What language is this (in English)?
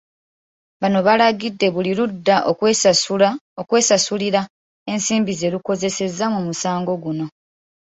Ganda